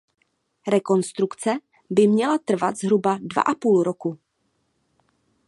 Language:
Czech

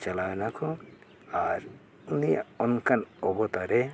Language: Santali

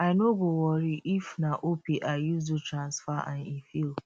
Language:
Nigerian Pidgin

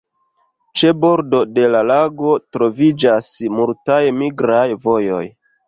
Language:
Esperanto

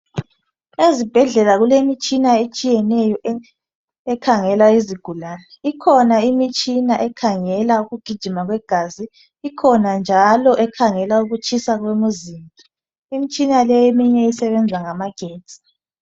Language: North Ndebele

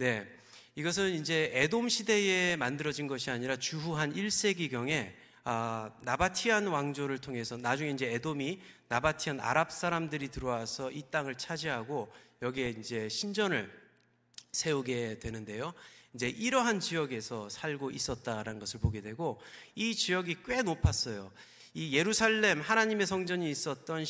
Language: Korean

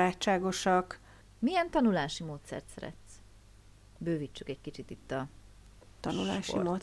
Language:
Hungarian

